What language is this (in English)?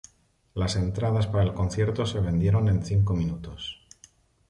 Spanish